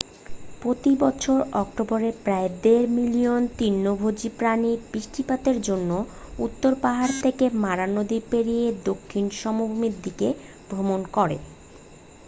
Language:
Bangla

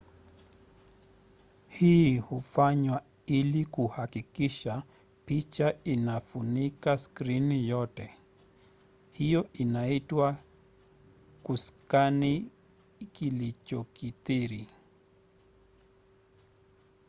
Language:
Swahili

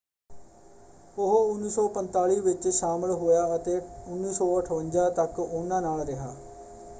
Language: Punjabi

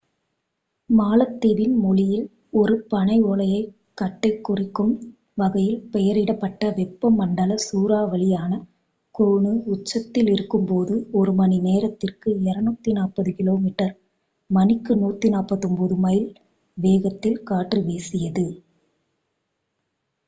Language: Tamil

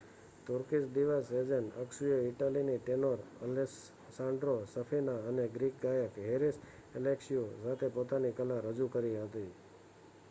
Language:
Gujarati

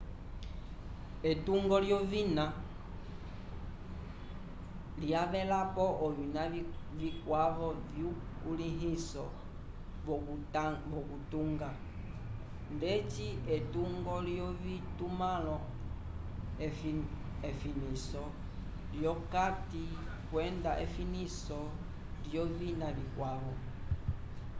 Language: Umbundu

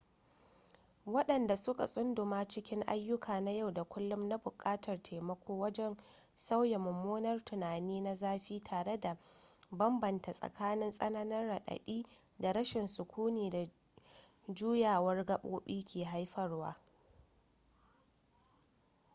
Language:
Hausa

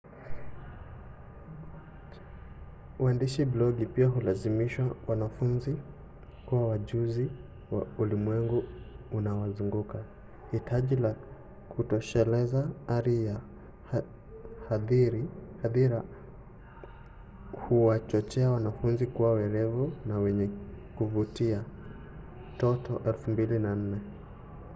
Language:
Swahili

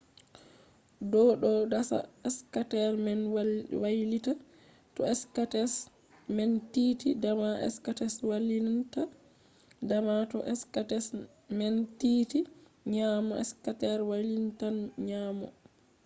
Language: Fula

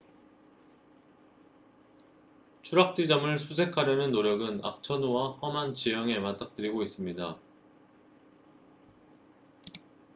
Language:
Korean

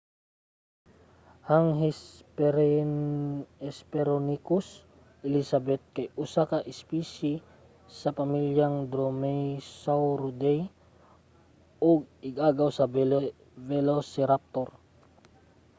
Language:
Cebuano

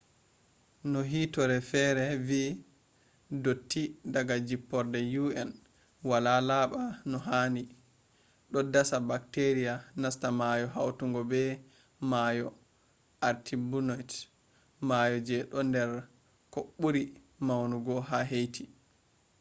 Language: Fula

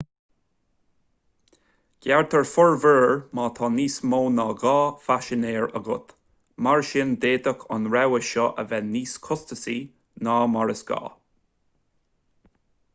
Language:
Irish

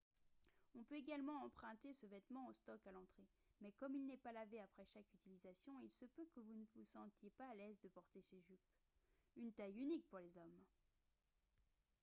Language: French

